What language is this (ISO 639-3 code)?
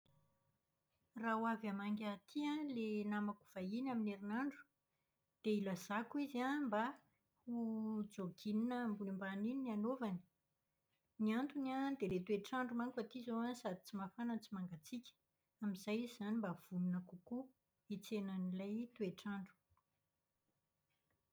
mlg